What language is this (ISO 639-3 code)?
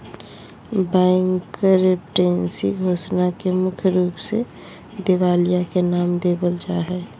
mag